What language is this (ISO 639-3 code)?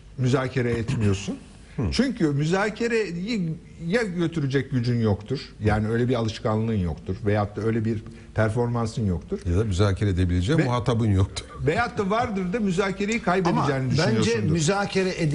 tur